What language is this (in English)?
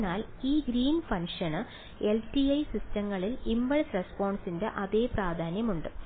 Malayalam